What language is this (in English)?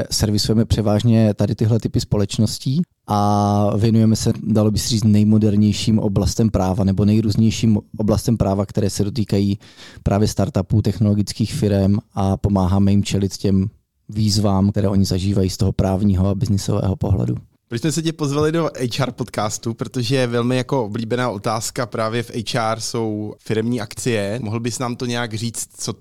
Czech